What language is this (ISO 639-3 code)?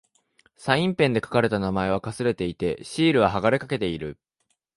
jpn